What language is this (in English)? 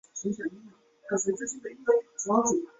Chinese